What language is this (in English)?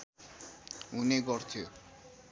Nepali